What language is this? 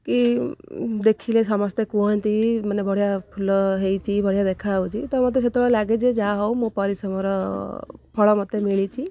Odia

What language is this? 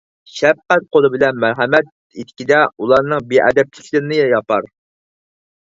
Uyghur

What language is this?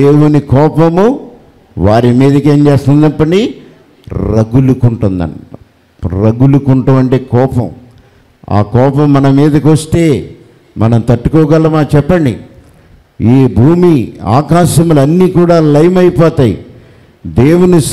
Telugu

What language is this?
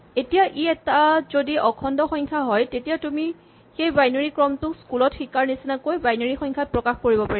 Assamese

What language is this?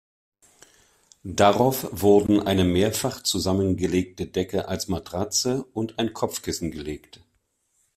German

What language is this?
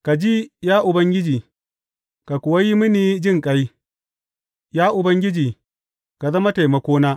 Hausa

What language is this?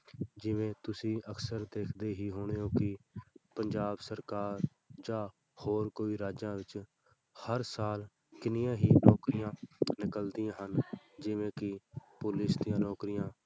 Punjabi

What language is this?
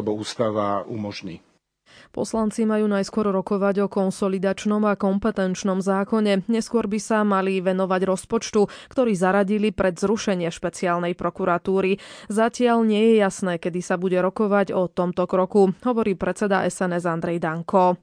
Slovak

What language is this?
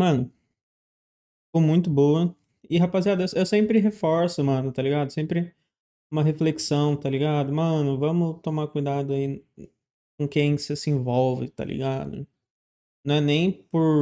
Portuguese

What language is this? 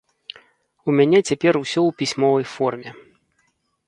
Belarusian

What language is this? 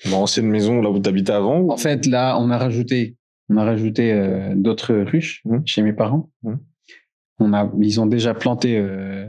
French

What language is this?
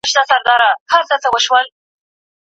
Pashto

